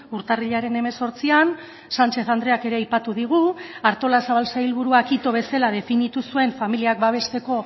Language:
Basque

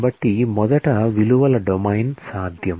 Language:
Telugu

